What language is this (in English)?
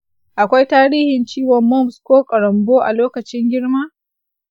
Hausa